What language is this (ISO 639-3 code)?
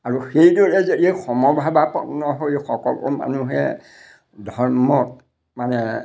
asm